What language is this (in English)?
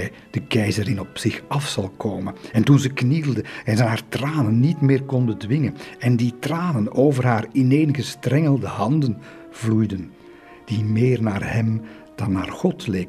Dutch